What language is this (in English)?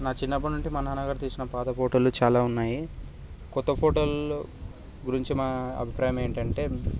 Telugu